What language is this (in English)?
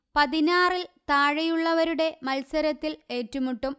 Malayalam